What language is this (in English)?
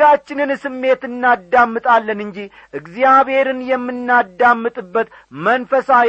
Amharic